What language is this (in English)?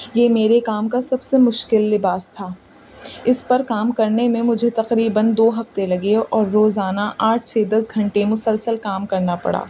Urdu